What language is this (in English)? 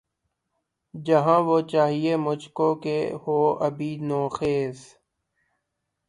Urdu